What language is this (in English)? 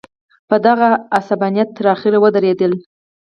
Pashto